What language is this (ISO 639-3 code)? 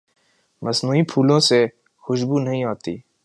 urd